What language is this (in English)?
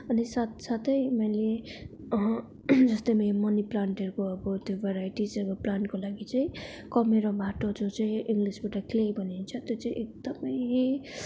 Nepali